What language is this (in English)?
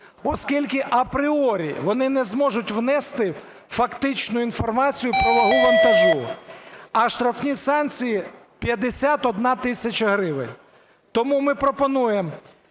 Ukrainian